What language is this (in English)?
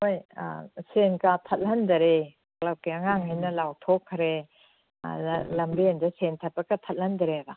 Manipuri